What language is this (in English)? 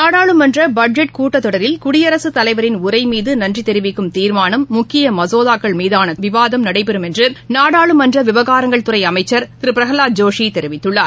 Tamil